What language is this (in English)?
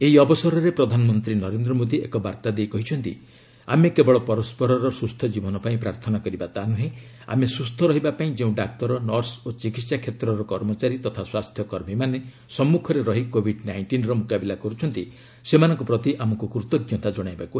Odia